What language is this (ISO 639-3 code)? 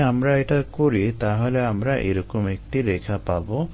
ben